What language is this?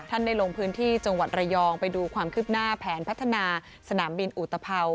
Thai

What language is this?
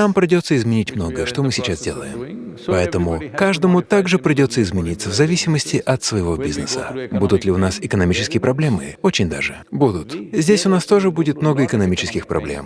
Russian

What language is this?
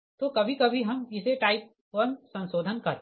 Hindi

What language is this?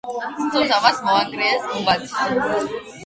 Georgian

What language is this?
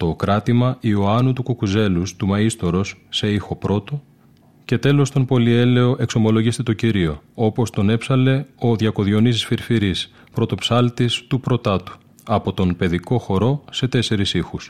Greek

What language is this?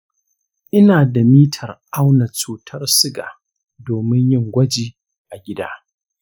Hausa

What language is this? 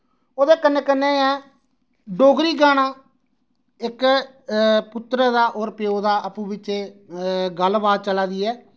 Dogri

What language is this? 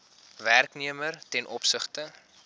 Afrikaans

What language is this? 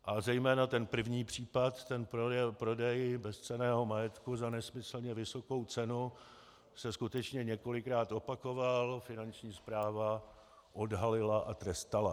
Czech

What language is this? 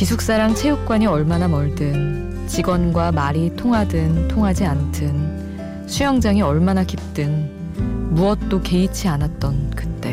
Korean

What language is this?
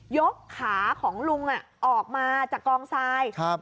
Thai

